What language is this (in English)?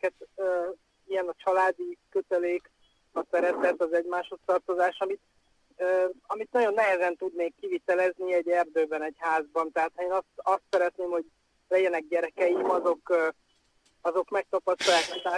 Hungarian